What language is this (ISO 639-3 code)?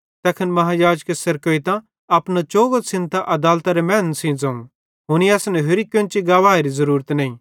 bhd